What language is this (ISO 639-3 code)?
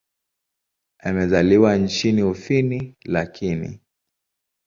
swa